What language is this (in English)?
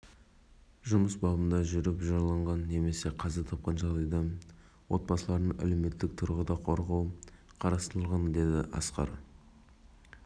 Kazakh